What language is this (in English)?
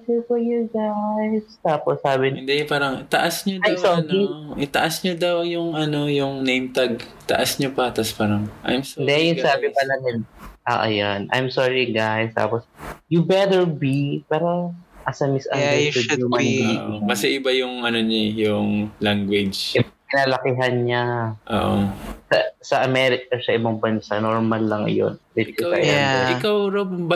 Filipino